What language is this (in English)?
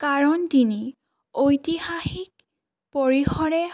Assamese